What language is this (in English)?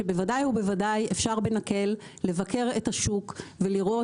Hebrew